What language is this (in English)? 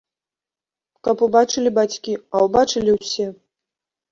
Belarusian